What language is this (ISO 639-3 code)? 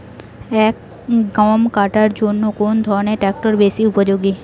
ben